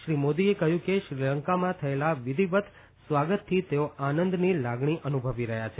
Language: Gujarati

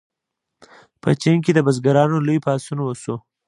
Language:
Pashto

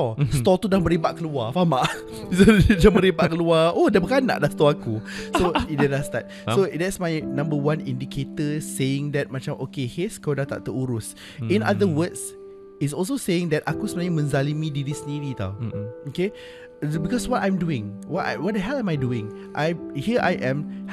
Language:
Malay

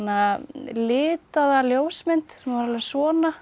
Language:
Icelandic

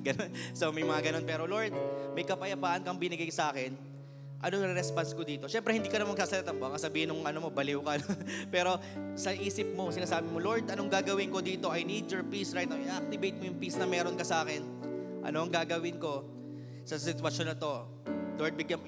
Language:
Filipino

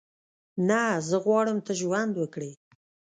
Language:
Pashto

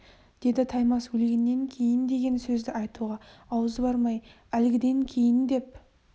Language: Kazakh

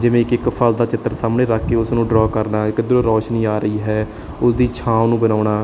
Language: Punjabi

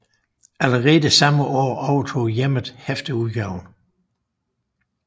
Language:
Danish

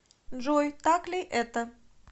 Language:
Russian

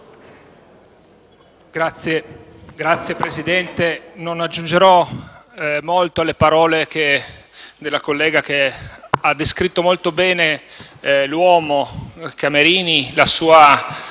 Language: Italian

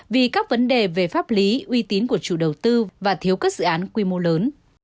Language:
Vietnamese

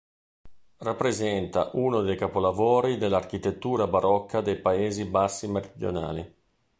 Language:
Italian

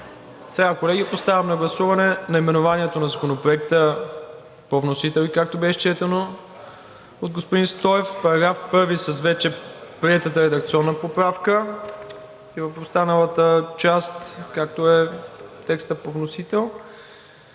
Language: Bulgarian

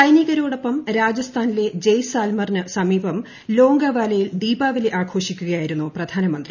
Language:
Malayalam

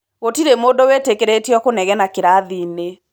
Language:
Kikuyu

